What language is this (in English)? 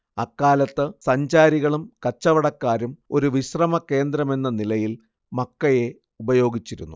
Malayalam